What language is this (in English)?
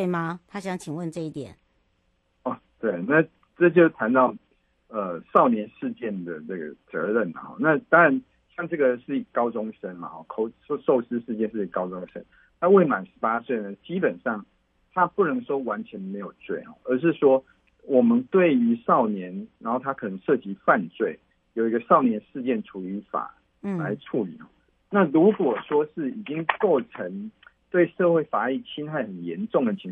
Chinese